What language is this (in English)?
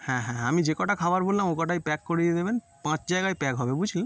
Bangla